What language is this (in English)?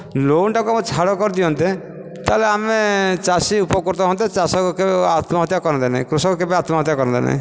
Odia